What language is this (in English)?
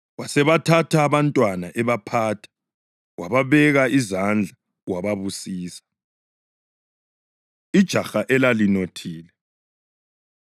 North Ndebele